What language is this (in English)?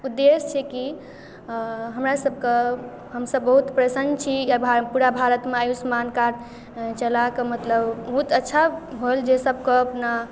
Maithili